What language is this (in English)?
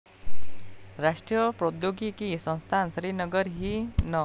Marathi